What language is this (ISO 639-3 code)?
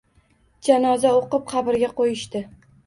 uzb